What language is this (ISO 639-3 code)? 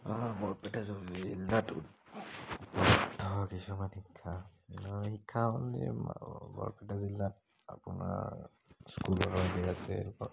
asm